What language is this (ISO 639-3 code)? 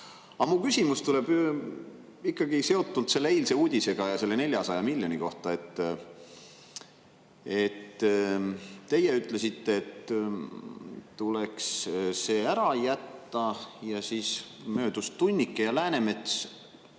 est